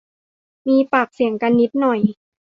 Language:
Thai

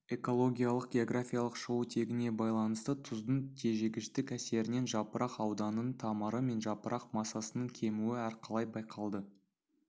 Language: Kazakh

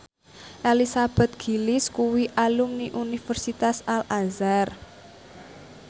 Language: Javanese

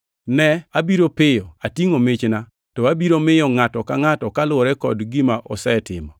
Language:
Luo (Kenya and Tanzania)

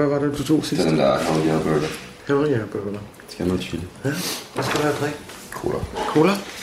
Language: Danish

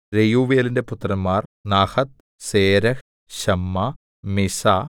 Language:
Malayalam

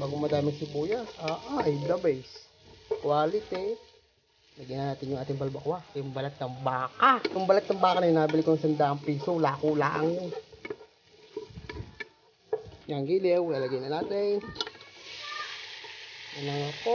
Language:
Filipino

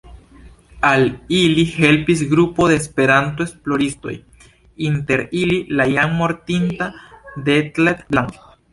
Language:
Esperanto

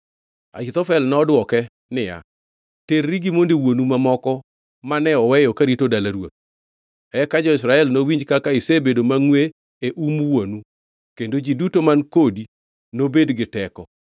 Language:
Luo (Kenya and Tanzania)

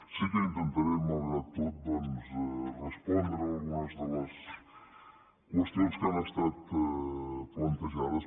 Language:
Catalan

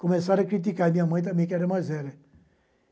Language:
Portuguese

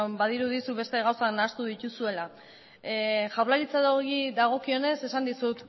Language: Basque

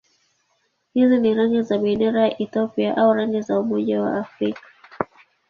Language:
Swahili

